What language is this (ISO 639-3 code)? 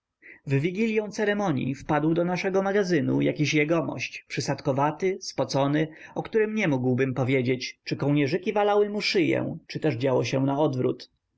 pol